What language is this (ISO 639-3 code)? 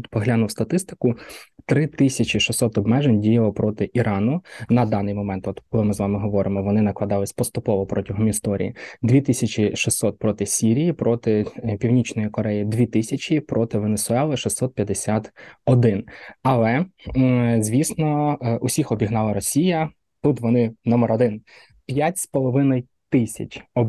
ukr